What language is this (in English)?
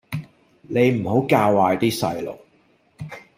Cantonese